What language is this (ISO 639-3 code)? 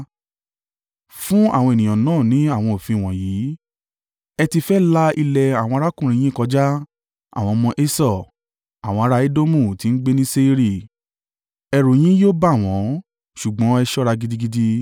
yor